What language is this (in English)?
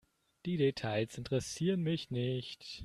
German